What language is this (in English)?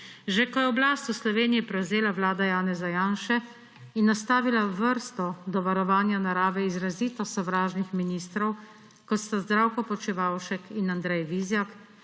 Slovenian